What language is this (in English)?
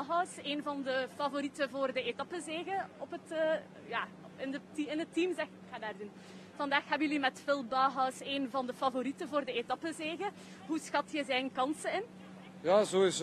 Dutch